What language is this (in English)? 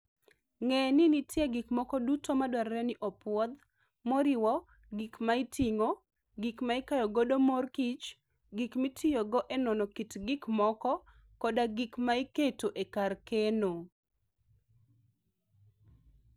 Luo (Kenya and Tanzania)